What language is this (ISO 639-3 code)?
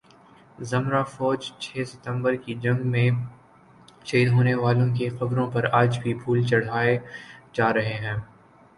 urd